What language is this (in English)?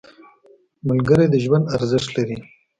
Pashto